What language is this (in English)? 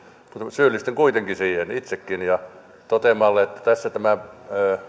Finnish